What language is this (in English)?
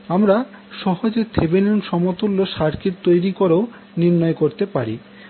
Bangla